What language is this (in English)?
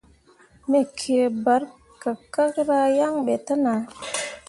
Mundang